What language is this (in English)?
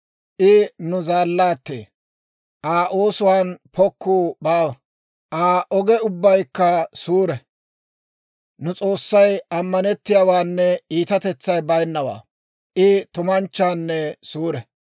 Dawro